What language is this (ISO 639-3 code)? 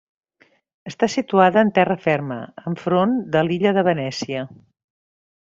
cat